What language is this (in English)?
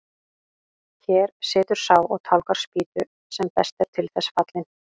Icelandic